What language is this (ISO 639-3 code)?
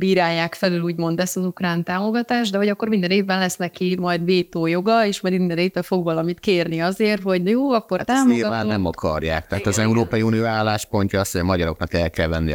hun